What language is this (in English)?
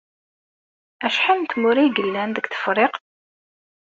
Kabyle